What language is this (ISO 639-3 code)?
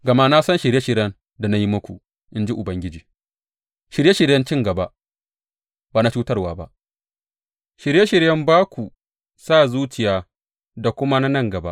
hau